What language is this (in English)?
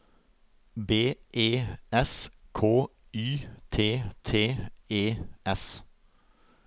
Norwegian